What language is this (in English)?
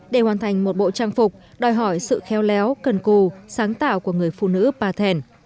Vietnamese